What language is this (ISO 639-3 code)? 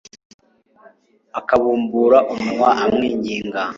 kin